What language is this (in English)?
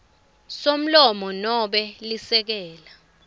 Swati